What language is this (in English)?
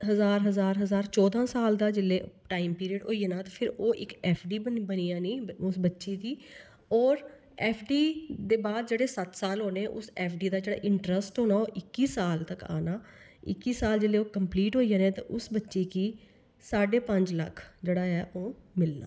Dogri